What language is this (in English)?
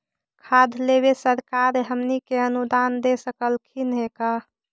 Magahi